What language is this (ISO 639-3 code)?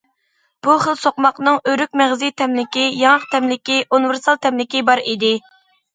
uig